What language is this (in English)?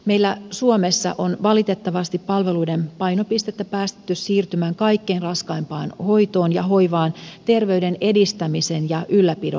Finnish